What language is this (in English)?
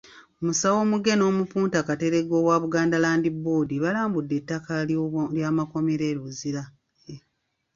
Ganda